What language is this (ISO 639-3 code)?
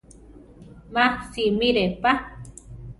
tar